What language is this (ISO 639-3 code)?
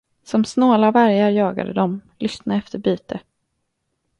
swe